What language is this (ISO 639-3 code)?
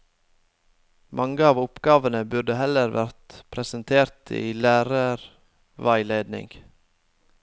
nor